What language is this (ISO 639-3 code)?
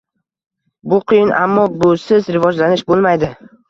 uzb